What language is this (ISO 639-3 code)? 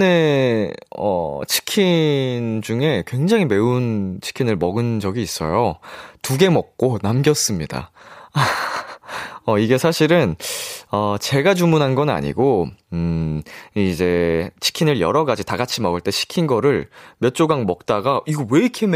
kor